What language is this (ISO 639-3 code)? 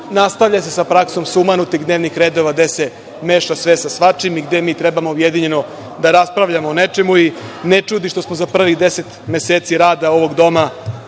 srp